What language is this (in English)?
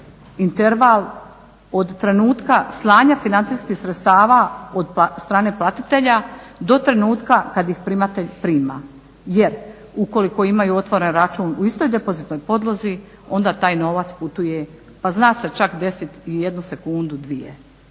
Croatian